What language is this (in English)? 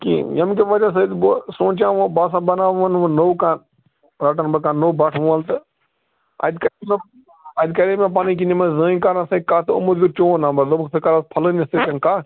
Kashmiri